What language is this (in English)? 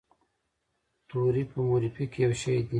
Pashto